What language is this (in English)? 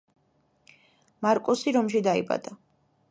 Georgian